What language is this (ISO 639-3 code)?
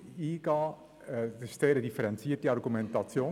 gsw